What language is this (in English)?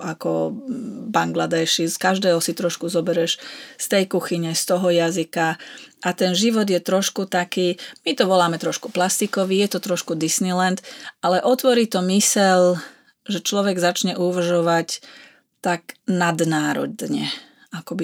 Slovak